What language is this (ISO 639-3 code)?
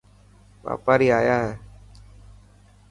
mki